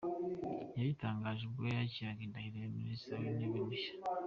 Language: Kinyarwanda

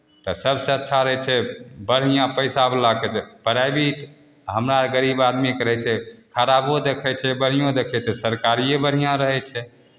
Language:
Maithili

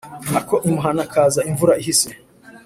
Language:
Kinyarwanda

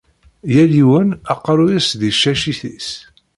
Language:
Kabyle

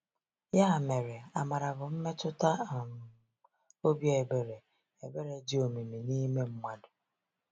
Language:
Igbo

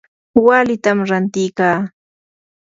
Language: Yanahuanca Pasco Quechua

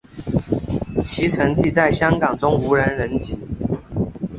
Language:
Chinese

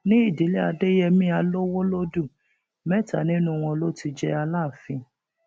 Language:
Yoruba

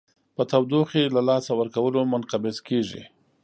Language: Pashto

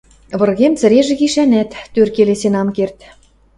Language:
Western Mari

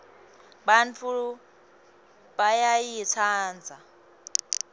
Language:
Swati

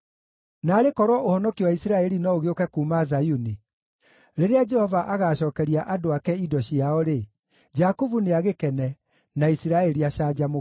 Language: Kikuyu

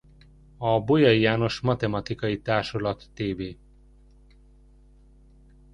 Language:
Hungarian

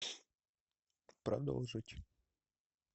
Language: Russian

